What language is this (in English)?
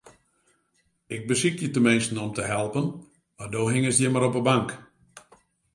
Western Frisian